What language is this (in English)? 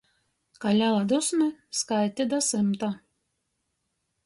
Latgalian